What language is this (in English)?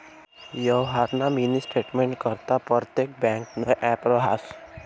Marathi